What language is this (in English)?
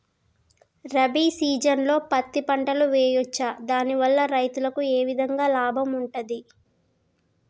Telugu